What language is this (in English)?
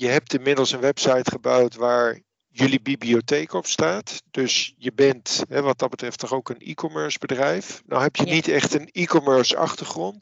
Dutch